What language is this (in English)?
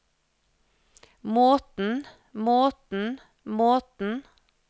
Norwegian